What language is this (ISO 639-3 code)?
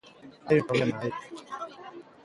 glg